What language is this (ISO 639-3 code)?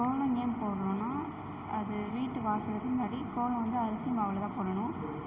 tam